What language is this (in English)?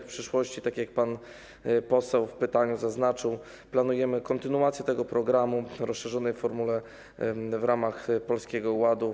Polish